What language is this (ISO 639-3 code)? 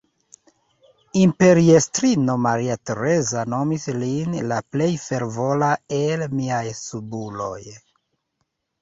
epo